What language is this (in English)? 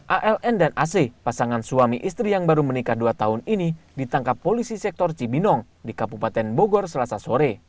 Indonesian